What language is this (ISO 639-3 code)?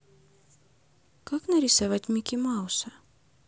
rus